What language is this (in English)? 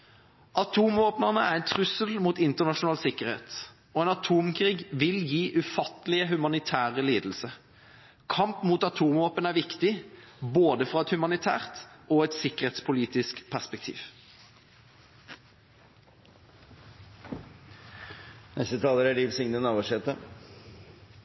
Norwegian